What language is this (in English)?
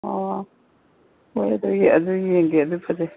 Manipuri